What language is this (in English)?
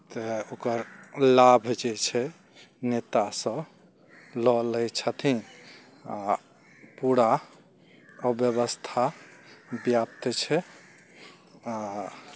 Maithili